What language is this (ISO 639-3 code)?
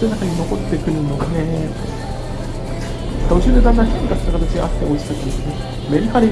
jpn